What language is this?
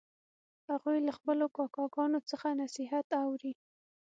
Pashto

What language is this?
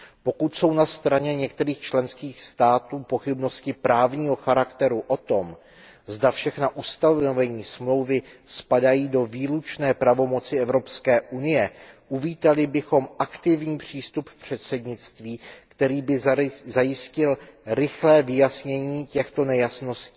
Czech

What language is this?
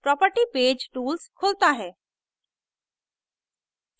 Hindi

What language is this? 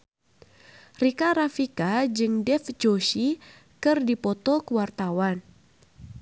Sundanese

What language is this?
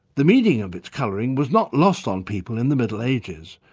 English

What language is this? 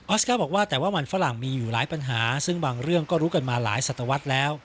Thai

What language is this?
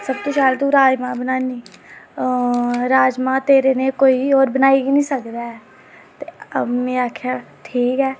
Dogri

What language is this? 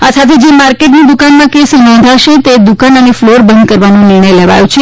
Gujarati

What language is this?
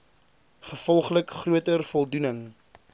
Afrikaans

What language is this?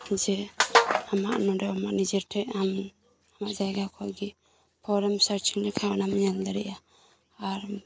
Santali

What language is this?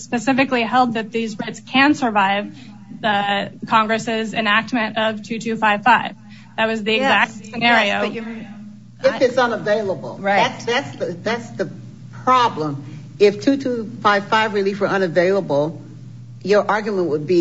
English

